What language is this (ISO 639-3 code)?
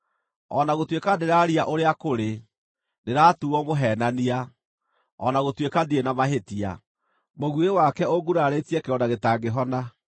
kik